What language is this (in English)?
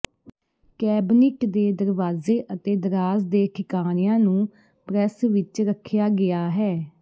Punjabi